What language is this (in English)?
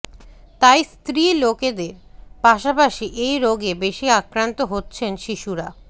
Bangla